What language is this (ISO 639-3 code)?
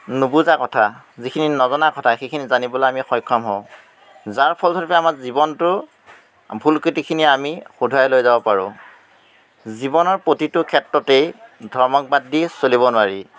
asm